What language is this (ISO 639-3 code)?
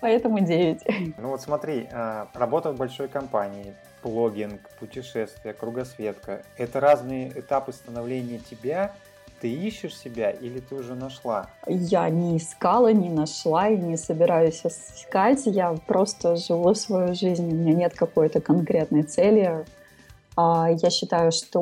rus